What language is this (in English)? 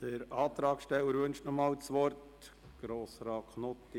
Swiss German